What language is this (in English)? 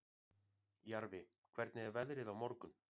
Icelandic